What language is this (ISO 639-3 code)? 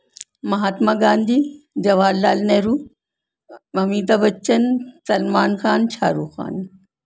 urd